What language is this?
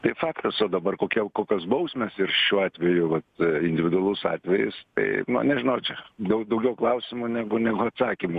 Lithuanian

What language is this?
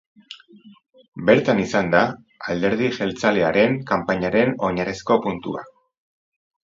Basque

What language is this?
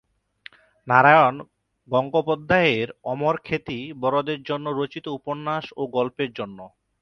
Bangla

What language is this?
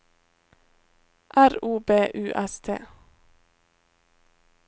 Norwegian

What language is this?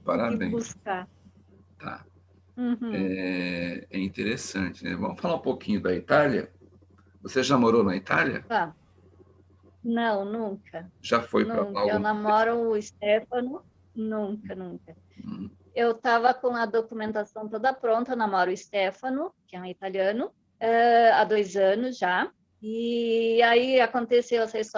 Portuguese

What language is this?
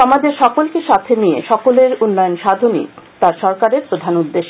Bangla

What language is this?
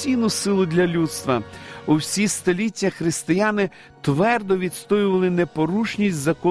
Ukrainian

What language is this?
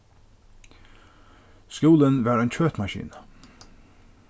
Faroese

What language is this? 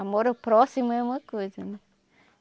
Portuguese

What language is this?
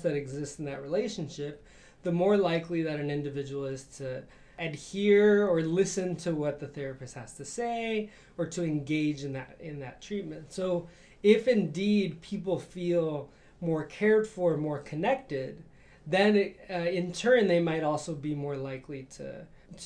English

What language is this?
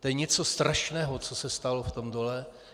Czech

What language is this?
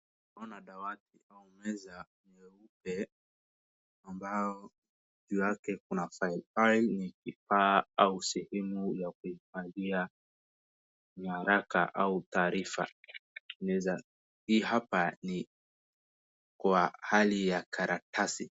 Swahili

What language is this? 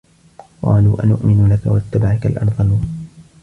Arabic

